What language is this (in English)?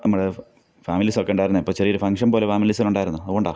Malayalam